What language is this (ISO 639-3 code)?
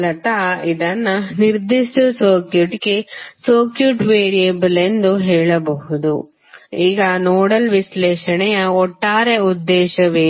kan